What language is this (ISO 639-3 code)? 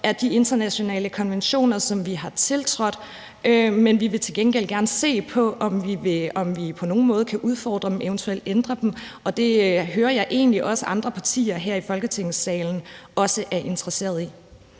dan